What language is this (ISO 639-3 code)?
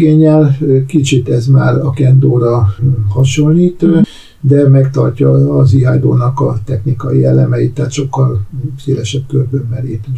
hun